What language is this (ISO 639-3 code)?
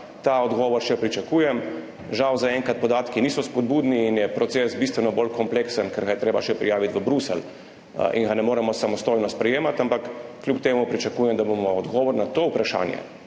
slv